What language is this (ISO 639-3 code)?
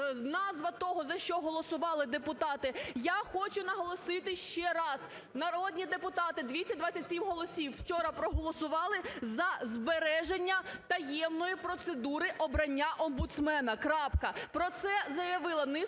ukr